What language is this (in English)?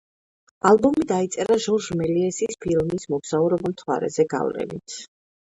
Georgian